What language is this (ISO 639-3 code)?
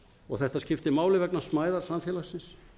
isl